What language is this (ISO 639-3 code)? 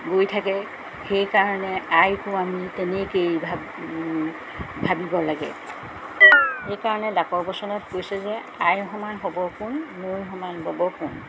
asm